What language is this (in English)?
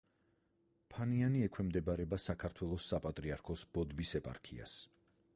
Georgian